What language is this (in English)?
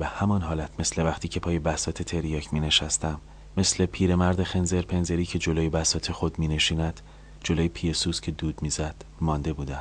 Persian